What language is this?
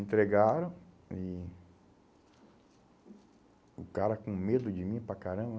Portuguese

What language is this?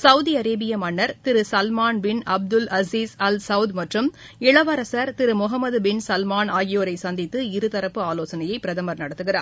Tamil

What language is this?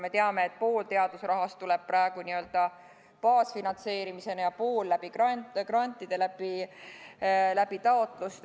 Estonian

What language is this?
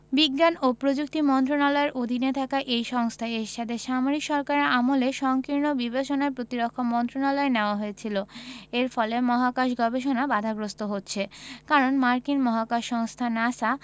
Bangla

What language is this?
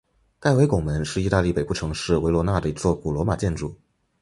Chinese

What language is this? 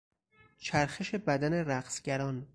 Persian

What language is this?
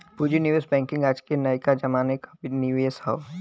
Bhojpuri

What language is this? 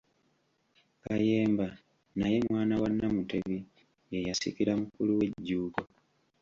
Ganda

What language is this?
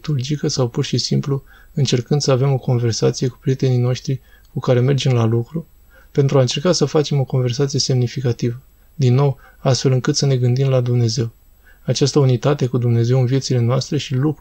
Romanian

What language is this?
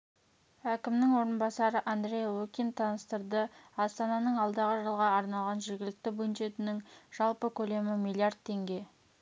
Kazakh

